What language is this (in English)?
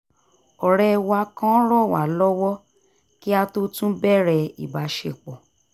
Yoruba